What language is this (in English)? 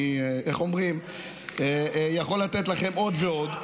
Hebrew